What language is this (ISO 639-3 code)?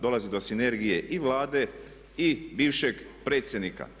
hrv